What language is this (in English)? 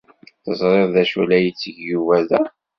Kabyle